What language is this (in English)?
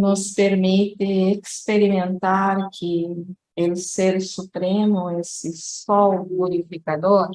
Portuguese